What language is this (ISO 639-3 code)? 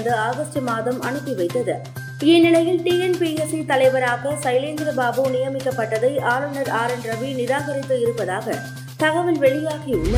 tam